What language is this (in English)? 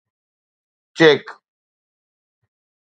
Sindhi